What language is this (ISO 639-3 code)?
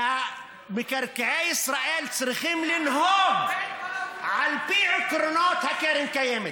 heb